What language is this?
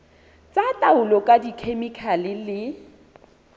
Southern Sotho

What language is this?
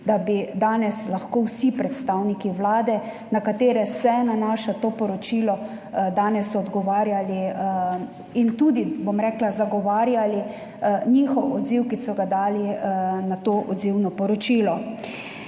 Slovenian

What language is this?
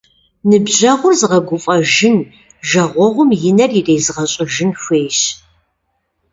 Kabardian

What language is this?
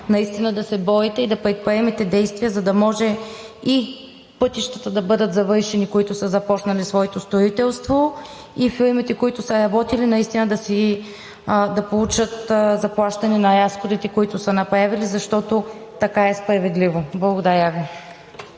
Bulgarian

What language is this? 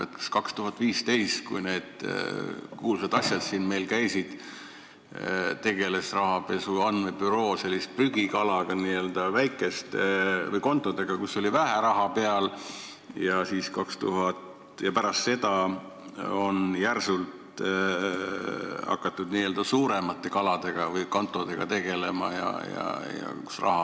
Estonian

